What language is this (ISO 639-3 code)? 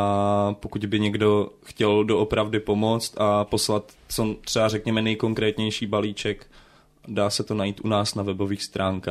ces